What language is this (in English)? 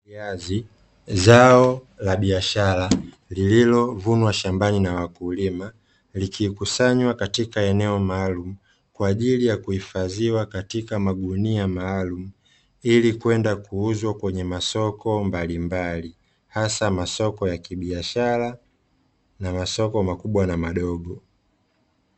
Swahili